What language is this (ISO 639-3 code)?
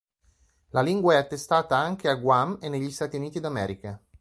ita